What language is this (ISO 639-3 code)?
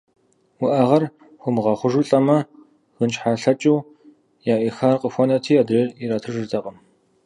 kbd